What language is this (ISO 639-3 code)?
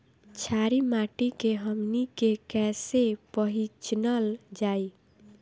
bho